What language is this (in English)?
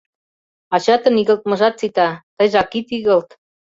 Mari